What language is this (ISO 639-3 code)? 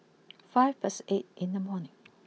eng